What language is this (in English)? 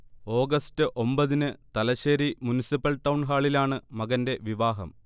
Malayalam